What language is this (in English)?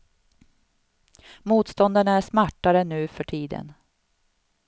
Swedish